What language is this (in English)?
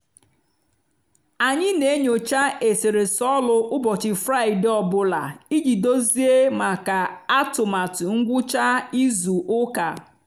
Igbo